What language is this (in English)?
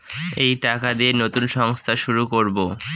Bangla